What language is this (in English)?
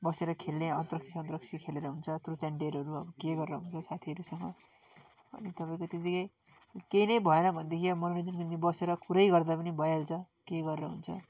Nepali